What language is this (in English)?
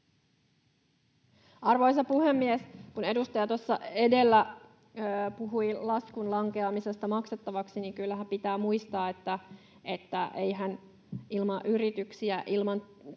Finnish